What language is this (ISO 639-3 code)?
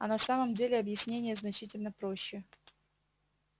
rus